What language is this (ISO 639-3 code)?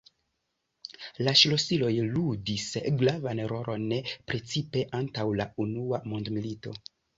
epo